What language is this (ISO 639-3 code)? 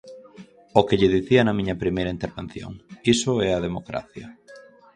glg